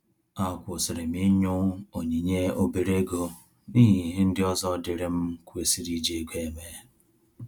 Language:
Igbo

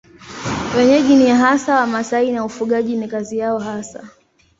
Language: Swahili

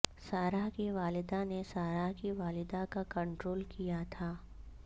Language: Urdu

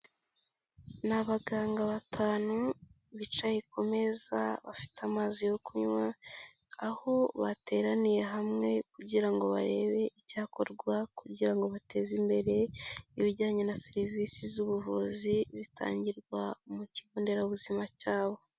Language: Kinyarwanda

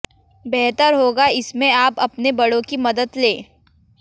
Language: Hindi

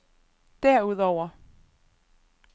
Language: Danish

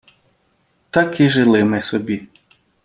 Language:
Ukrainian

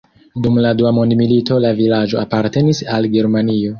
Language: Esperanto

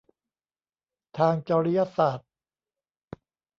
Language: Thai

